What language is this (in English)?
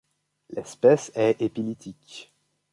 French